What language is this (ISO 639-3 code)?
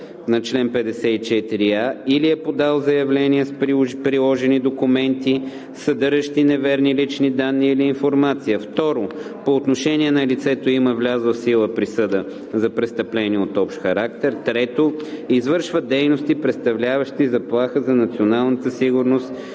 bul